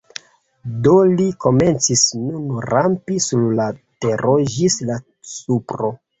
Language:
Esperanto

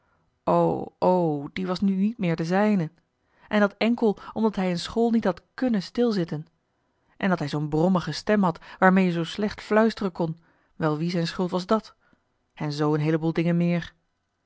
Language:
Dutch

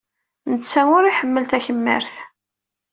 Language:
Kabyle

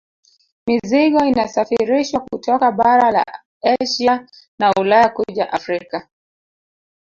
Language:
Swahili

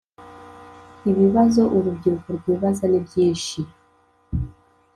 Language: Kinyarwanda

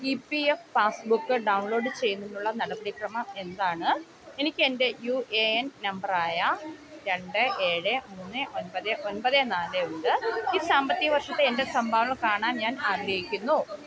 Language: Malayalam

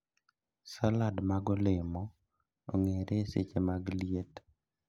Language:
Luo (Kenya and Tanzania)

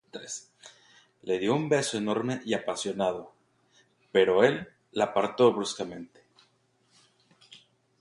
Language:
Spanish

